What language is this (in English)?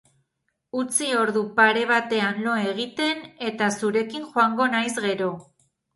Basque